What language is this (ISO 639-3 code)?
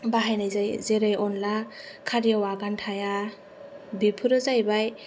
brx